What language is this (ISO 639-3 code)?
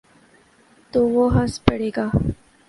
urd